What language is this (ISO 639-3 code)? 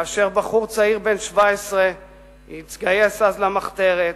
heb